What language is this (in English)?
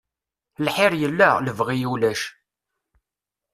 Kabyle